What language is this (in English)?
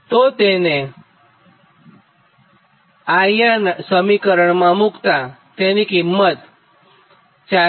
Gujarati